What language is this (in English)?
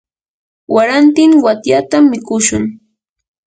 Yanahuanca Pasco Quechua